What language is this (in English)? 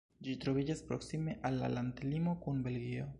Esperanto